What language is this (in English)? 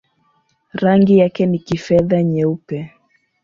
Swahili